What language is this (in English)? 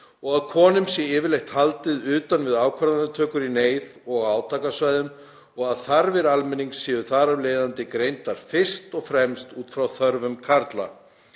Icelandic